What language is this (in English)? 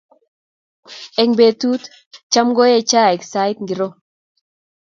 Kalenjin